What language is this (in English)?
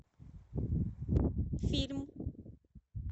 Russian